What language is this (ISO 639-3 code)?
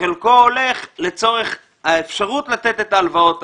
heb